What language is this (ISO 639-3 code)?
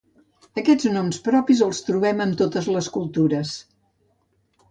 cat